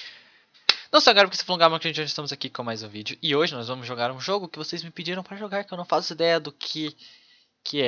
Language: Portuguese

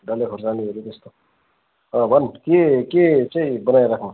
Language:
Nepali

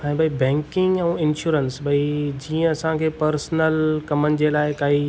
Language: Sindhi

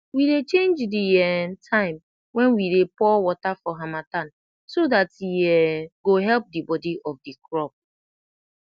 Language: Nigerian Pidgin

